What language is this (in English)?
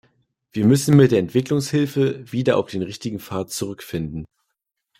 German